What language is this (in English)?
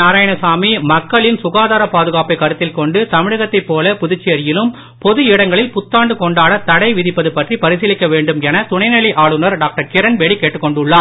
Tamil